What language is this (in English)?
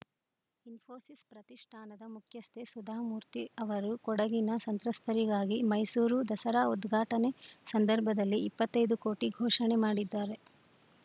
Kannada